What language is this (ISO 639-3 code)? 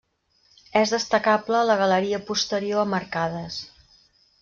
cat